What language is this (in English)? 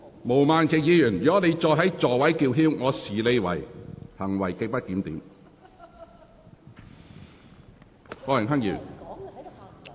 Cantonese